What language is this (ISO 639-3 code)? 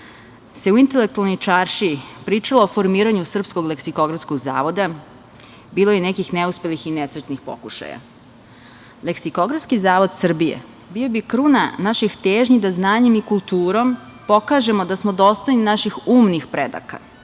srp